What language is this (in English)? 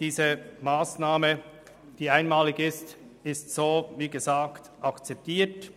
Swiss German